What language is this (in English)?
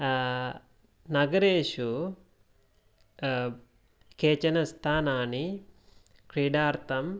Sanskrit